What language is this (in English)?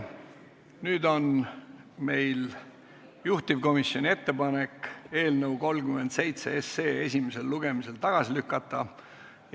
Estonian